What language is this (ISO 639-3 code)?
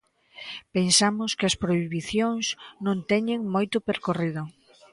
glg